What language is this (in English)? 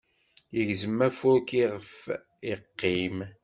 Kabyle